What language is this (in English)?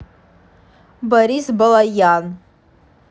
Russian